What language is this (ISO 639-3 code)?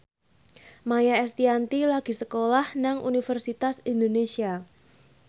jav